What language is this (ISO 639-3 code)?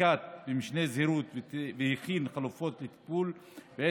heb